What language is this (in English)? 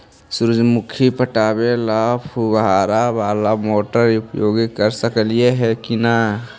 Magahi